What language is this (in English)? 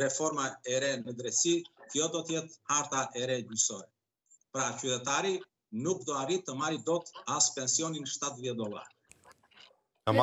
Romanian